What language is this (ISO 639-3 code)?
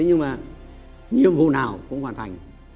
vie